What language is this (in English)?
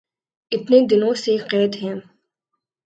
Urdu